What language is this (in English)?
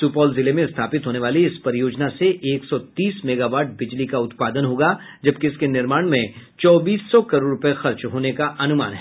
Hindi